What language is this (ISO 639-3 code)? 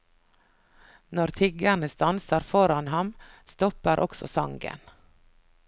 nor